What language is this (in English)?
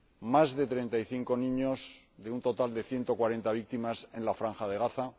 Spanish